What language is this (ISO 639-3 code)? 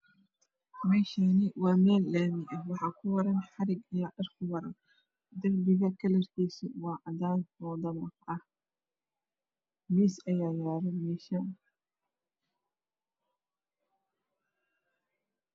som